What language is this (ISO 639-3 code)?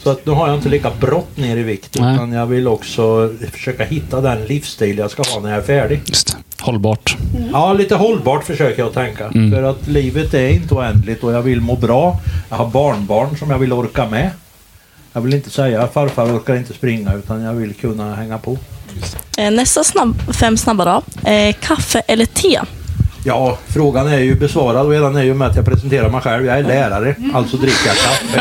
swe